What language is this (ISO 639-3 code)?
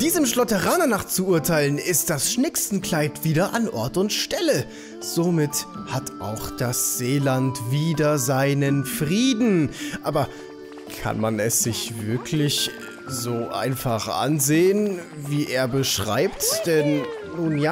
deu